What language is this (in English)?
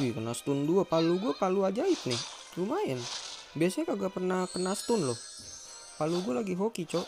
Indonesian